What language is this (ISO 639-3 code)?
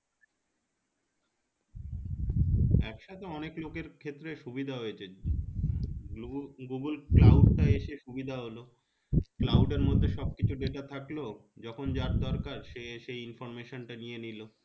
ben